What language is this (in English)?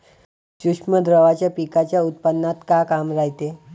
Marathi